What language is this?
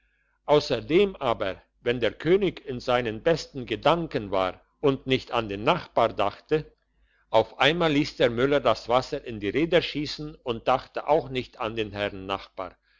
German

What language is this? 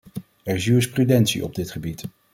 Dutch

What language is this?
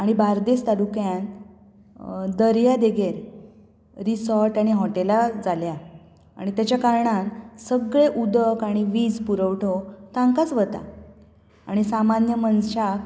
Konkani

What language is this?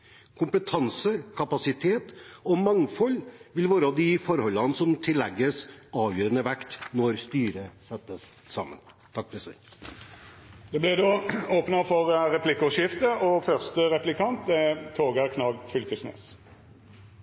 Norwegian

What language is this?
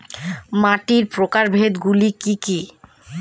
Bangla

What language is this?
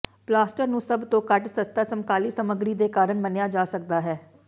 Punjabi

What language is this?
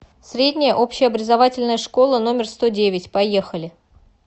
Russian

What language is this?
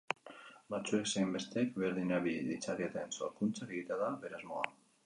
Basque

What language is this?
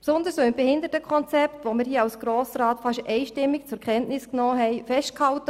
Swiss German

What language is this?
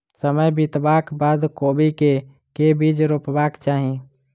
Maithili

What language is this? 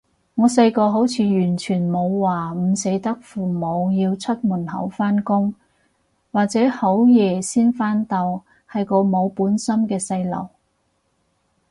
Cantonese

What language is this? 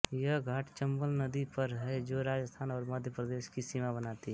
Hindi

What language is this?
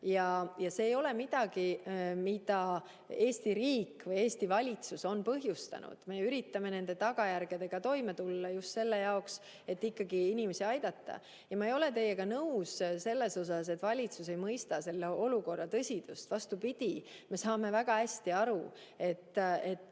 Estonian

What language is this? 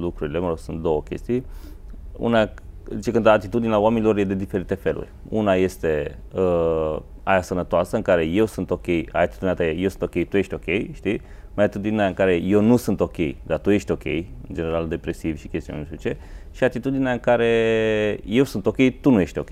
Romanian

